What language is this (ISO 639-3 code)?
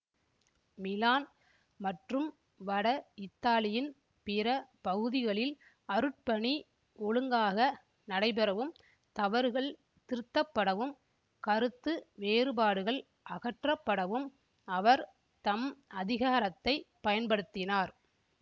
tam